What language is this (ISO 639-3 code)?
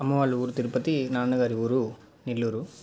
tel